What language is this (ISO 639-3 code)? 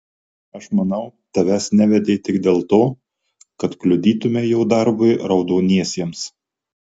lit